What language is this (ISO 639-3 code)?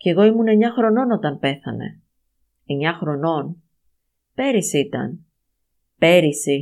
ell